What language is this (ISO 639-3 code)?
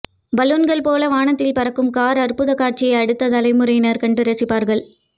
tam